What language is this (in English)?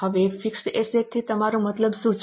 Gujarati